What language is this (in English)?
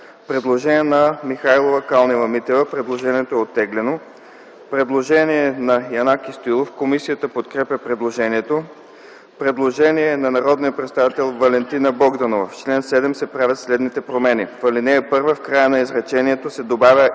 Bulgarian